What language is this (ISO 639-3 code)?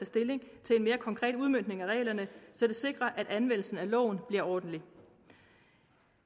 dan